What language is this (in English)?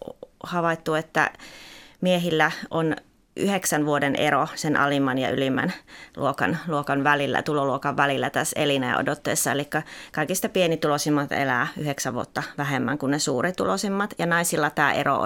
Finnish